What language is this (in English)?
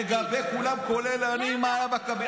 Hebrew